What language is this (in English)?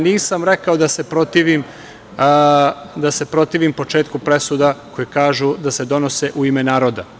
Serbian